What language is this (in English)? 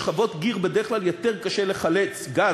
Hebrew